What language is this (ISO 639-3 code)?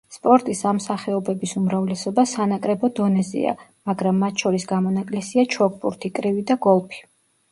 kat